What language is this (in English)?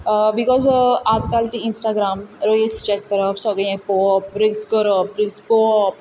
Konkani